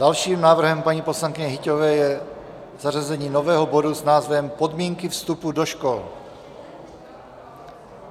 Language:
Czech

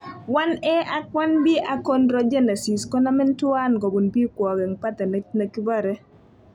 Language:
Kalenjin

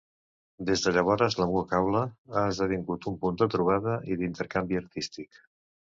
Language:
Catalan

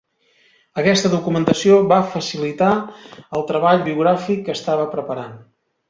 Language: Catalan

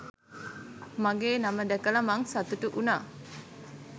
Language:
Sinhala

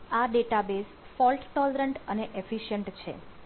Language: Gujarati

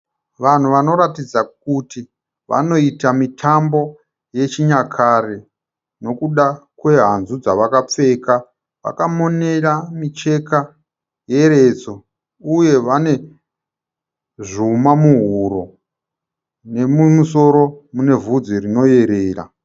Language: Shona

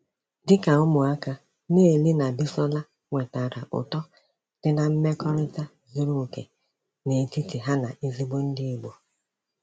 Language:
Igbo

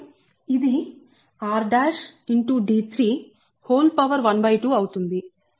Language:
Telugu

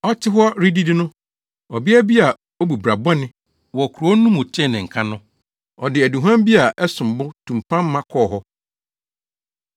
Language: Akan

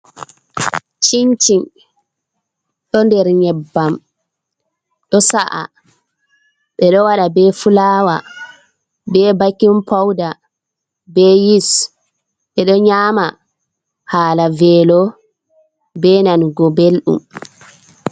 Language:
Fula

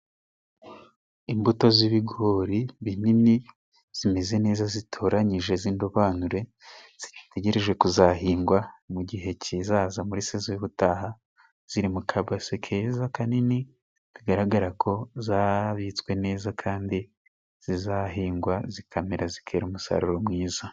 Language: Kinyarwanda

